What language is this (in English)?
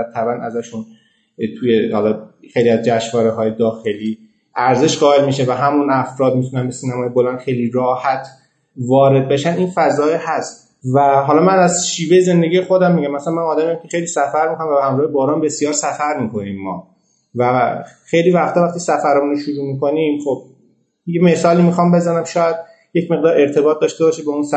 Persian